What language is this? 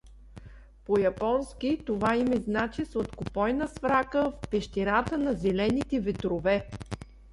Bulgarian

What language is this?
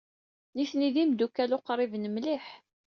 Kabyle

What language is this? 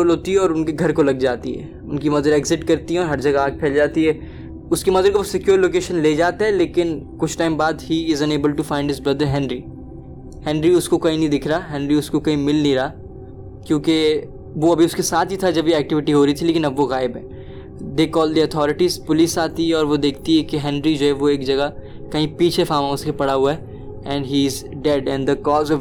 Urdu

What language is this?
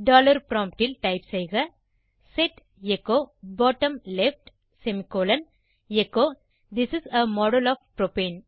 Tamil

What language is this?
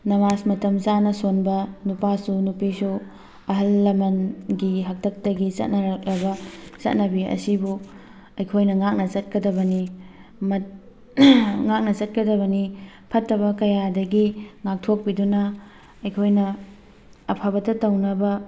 Manipuri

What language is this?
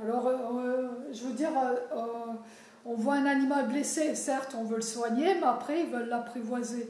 French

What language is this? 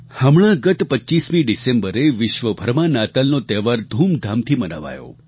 Gujarati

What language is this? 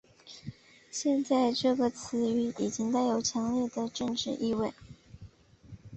Chinese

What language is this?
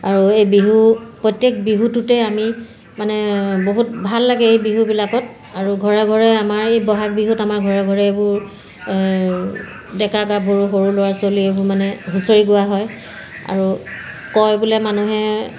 Assamese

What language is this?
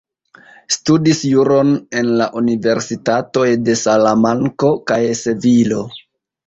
Esperanto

